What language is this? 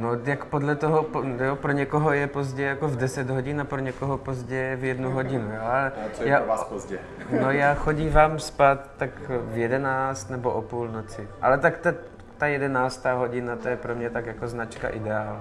Czech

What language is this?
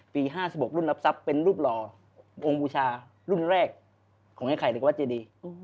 Thai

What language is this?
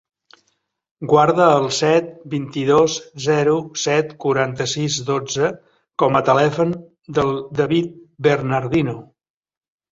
Catalan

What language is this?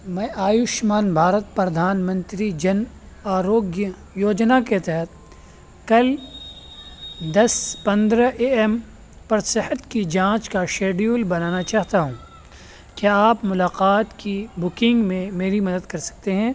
Urdu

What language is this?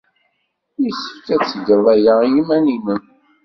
Kabyle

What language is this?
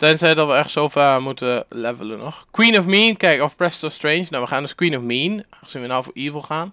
Dutch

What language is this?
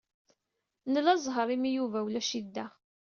Kabyle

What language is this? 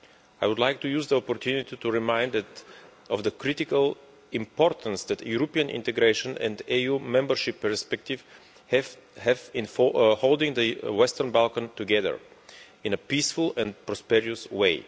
English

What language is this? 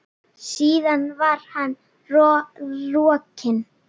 Icelandic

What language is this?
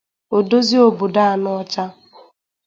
Igbo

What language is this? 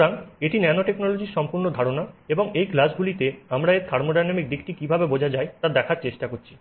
Bangla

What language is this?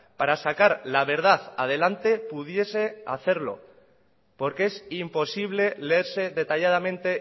Spanish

